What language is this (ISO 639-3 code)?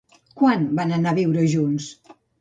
cat